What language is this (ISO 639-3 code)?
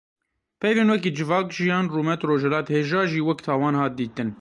kur